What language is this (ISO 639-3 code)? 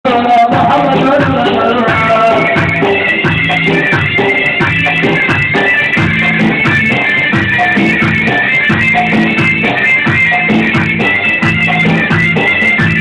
ara